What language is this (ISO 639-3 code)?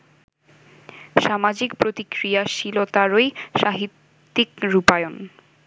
ben